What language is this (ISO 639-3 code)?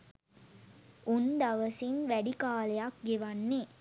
sin